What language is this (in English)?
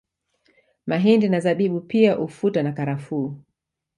Swahili